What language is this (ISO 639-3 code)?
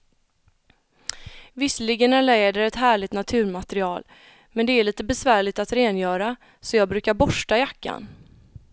swe